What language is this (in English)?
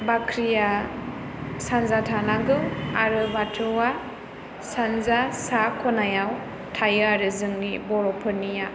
Bodo